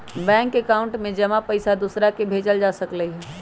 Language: Magahi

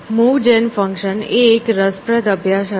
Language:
Gujarati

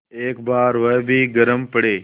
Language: Hindi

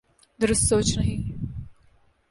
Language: Urdu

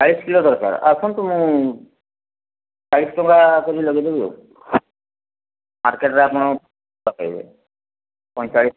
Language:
Odia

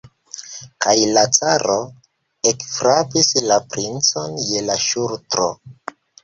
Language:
Esperanto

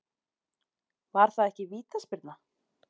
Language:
Icelandic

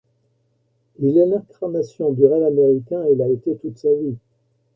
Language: French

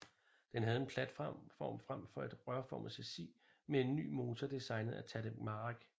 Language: Danish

